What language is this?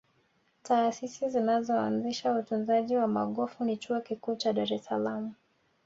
Swahili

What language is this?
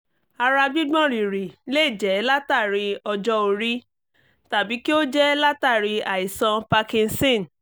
Yoruba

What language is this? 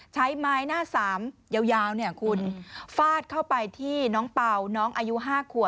Thai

